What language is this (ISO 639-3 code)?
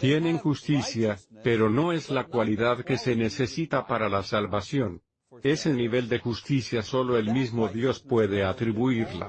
spa